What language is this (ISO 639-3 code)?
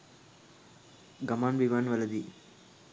sin